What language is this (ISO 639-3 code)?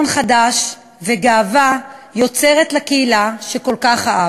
heb